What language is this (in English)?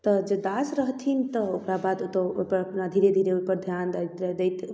Maithili